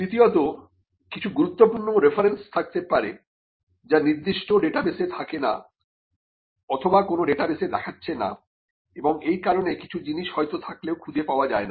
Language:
Bangla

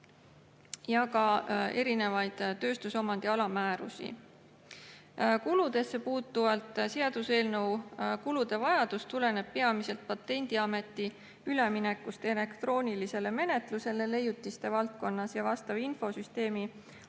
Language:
Estonian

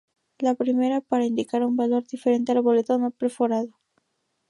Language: Spanish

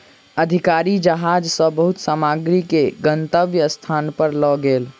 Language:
Maithili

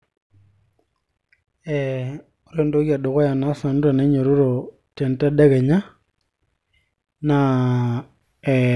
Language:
Masai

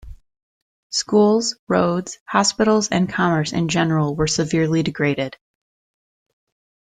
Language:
English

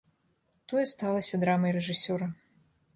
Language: Belarusian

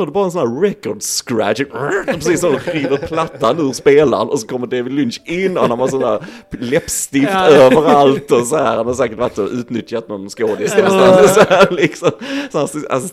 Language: Swedish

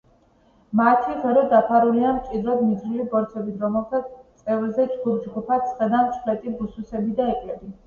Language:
Georgian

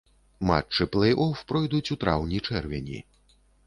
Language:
Belarusian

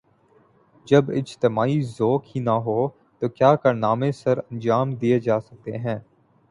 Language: Urdu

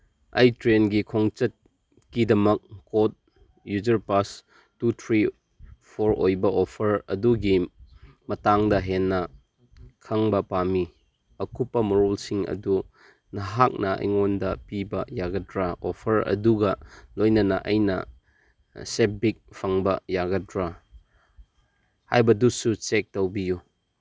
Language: Manipuri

